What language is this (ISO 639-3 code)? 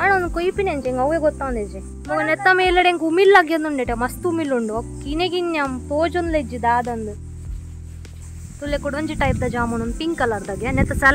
ron